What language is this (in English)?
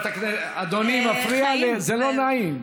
Hebrew